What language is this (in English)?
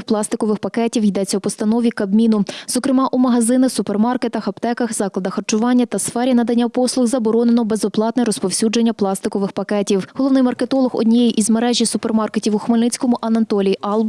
Ukrainian